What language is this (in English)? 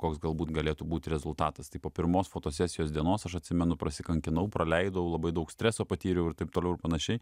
Lithuanian